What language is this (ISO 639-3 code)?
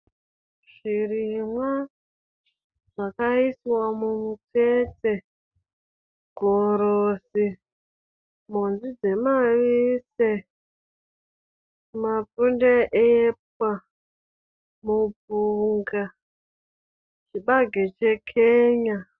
sna